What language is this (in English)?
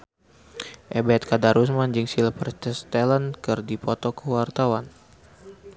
Sundanese